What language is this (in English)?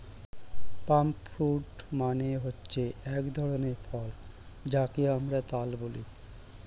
Bangla